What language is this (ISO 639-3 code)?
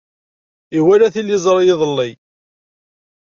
kab